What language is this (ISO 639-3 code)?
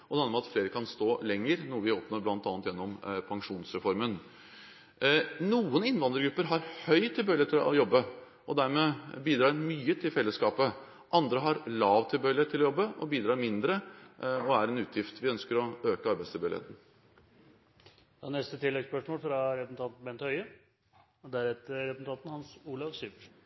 nor